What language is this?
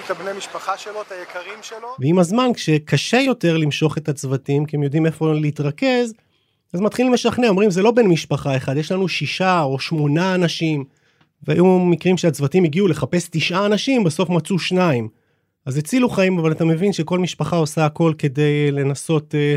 Hebrew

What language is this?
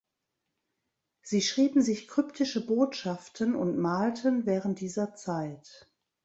German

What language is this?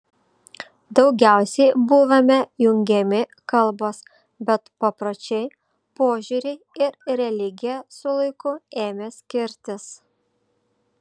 Lithuanian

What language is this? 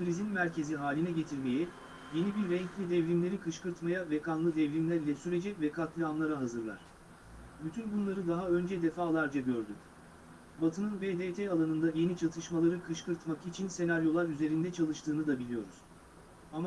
Turkish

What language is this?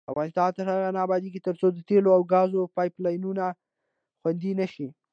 Pashto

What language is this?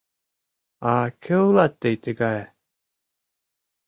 Mari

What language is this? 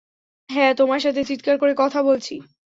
Bangla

